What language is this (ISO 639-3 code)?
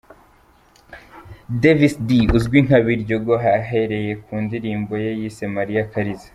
kin